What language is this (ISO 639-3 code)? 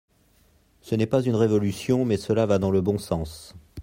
fra